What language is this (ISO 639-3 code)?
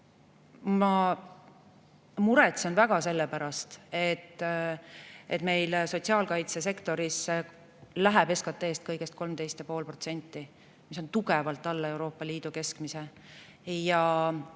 est